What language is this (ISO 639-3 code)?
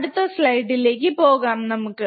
mal